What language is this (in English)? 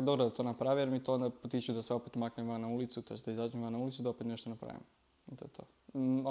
Slovak